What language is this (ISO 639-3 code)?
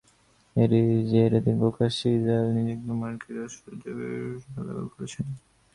ben